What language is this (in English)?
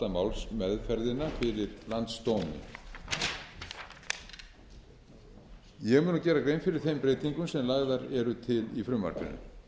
Icelandic